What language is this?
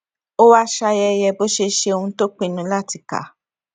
Yoruba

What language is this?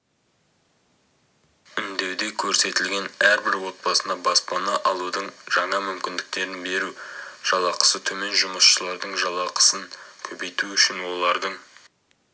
Kazakh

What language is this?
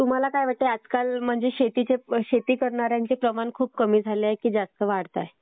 Marathi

